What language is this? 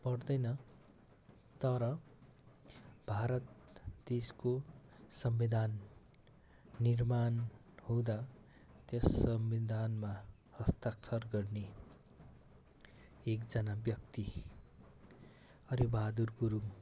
Nepali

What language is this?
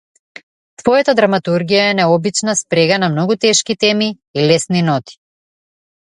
Macedonian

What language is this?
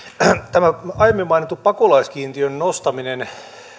Finnish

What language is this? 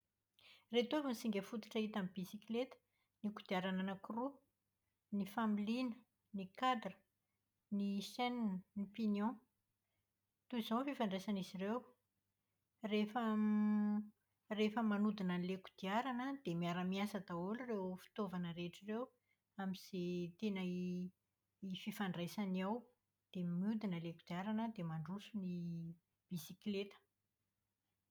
Malagasy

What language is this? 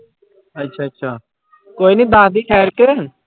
Punjabi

